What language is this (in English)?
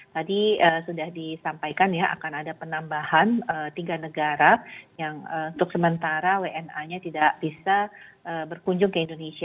Indonesian